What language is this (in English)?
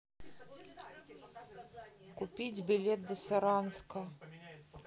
Russian